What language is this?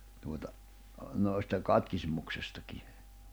Finnish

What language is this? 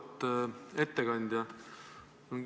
Estonian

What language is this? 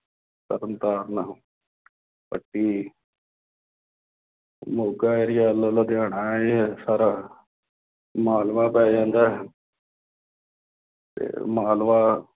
Punjabi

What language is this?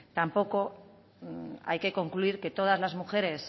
Spanish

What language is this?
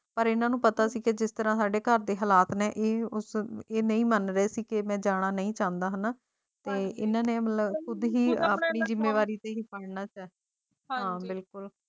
Punjabi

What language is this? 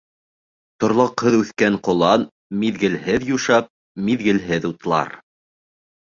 Bashkir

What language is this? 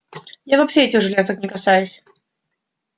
Russian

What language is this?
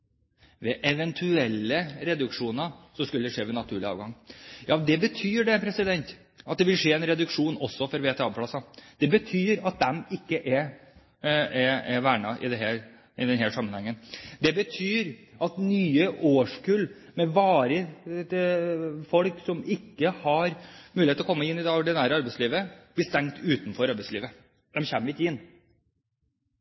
Norwegian Bokmål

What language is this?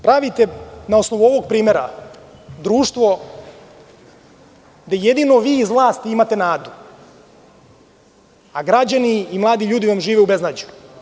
Serbian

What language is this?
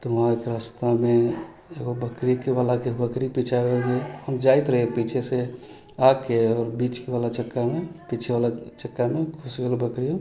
Maithili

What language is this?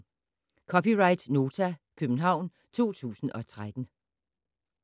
Danish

